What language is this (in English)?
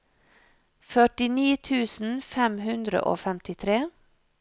Norwegian